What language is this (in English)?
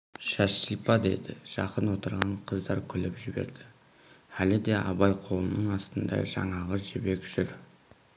Kazakh